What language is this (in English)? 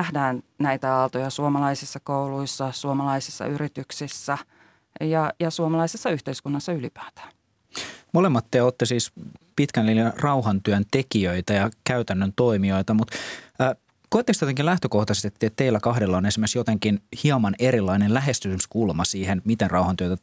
Finnish